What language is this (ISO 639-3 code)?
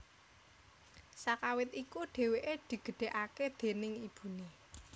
jav